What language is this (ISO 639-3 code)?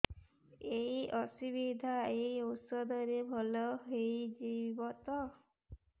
ori